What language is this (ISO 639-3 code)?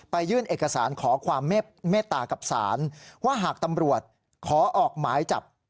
tha